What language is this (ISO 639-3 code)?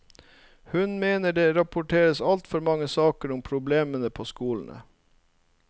nor